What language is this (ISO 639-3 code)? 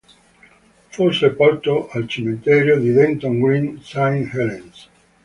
ita